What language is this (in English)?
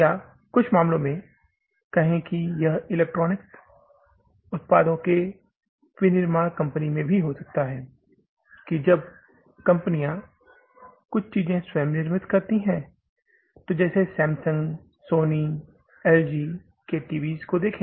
Hindi